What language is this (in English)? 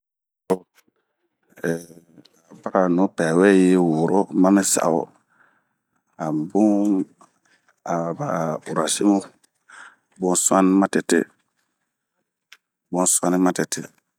Bomu